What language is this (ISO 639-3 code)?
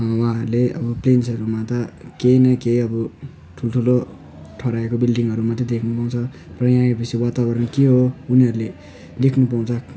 nep